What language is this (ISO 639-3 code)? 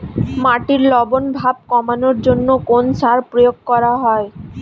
ben